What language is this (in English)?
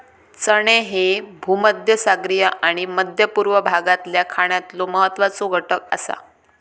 Marathi